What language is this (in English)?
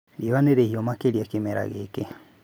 Kikuyu